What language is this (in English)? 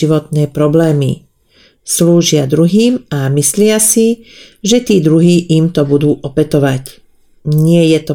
Slovak